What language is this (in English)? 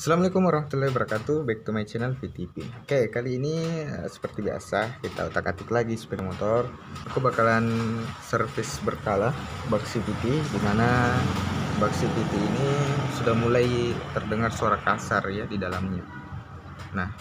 Indonesian